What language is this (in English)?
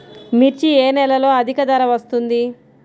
Telugu